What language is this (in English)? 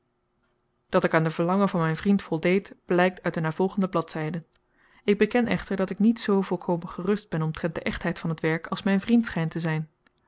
Dutch